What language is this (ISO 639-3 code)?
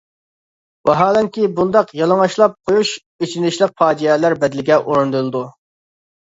uig